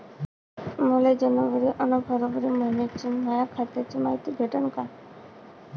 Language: Marathi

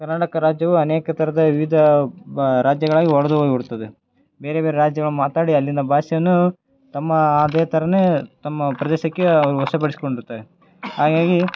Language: Kannada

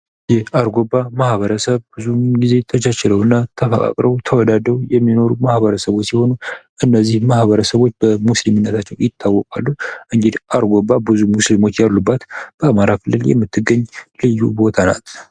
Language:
Amharic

